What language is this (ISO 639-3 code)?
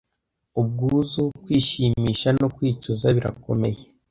kin